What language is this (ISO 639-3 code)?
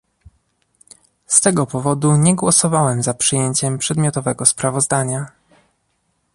pol